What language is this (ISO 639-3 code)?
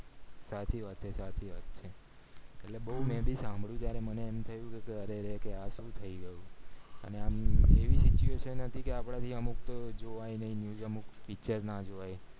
guj